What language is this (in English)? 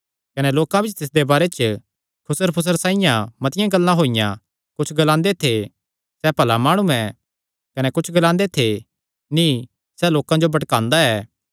Kangri